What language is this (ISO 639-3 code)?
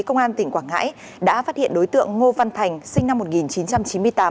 vie